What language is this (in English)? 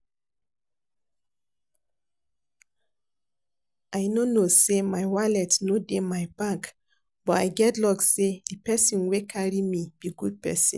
Nigerian Pidgin